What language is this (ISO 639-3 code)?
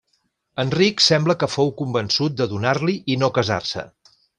cat